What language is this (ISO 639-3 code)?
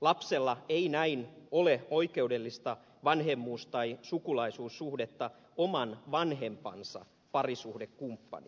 fin